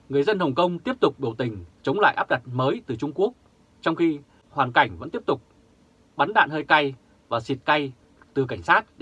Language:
Vietnamese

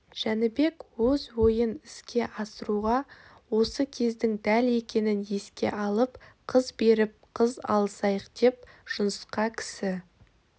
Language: Kazakh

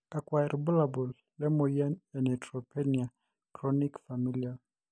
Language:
Masai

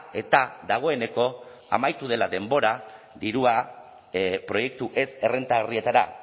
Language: Basque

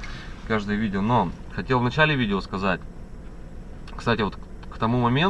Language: Russian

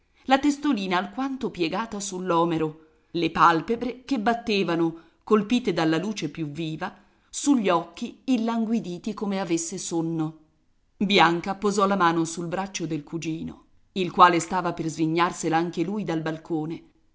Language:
Italian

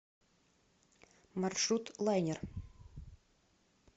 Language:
Russian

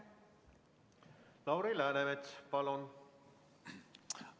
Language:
Estonian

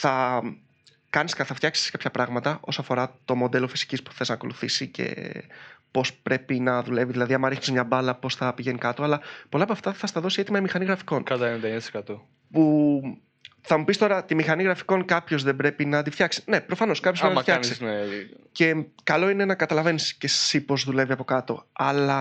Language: Greek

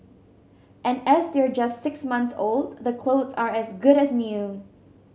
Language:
English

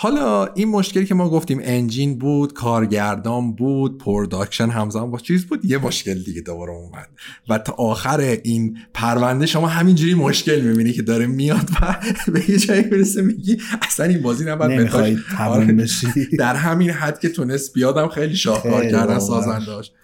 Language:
Persian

